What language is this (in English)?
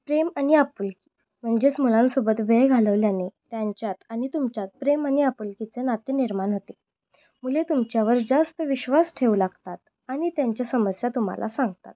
Marathi